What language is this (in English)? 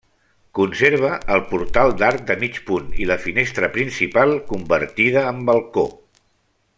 Catalan